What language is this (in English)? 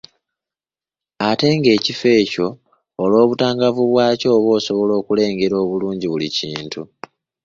Ganda